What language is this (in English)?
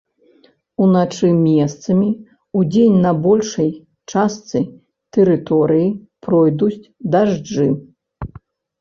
Belarusian